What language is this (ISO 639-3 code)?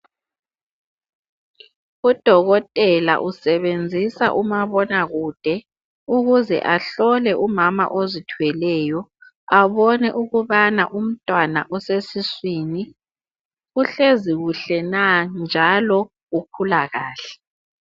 nde